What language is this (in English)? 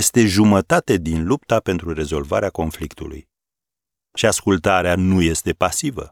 Romanian